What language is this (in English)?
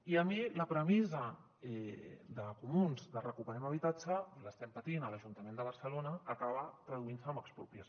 Catalan